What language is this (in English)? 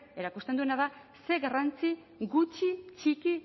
Basque